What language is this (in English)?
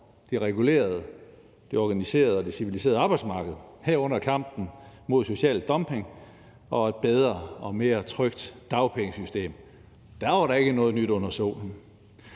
Danish